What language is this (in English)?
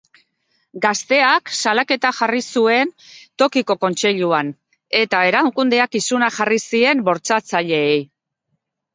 Basque